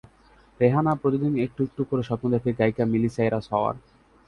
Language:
Bangla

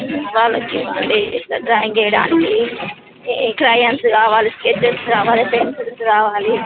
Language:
Telugu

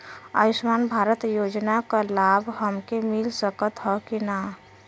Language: Bhojpuri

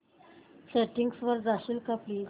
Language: Marathi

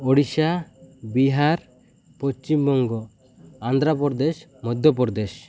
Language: Odia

